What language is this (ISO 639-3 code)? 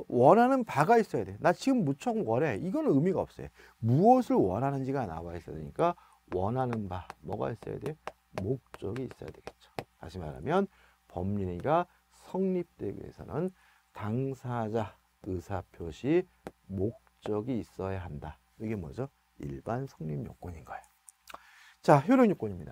kor